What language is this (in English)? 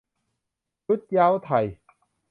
Thai